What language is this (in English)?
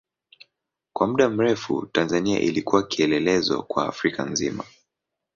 Swahili